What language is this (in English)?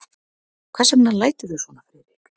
Icelandic